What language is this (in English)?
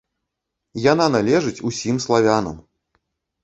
Belarusian